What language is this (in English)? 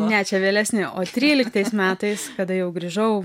Lithuanian